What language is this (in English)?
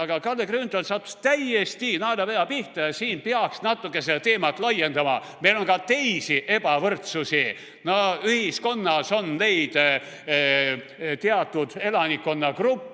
Estonian